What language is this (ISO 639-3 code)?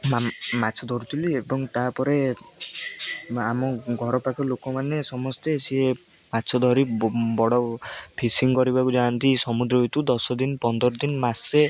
ori